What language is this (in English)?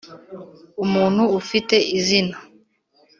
Kinyarwanda